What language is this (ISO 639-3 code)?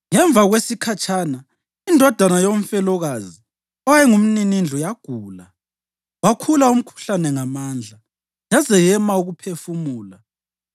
nde